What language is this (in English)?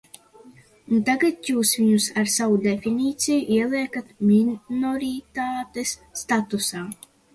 Latvian